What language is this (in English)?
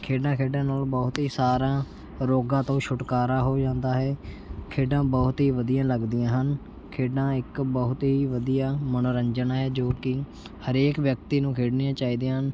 Punjabi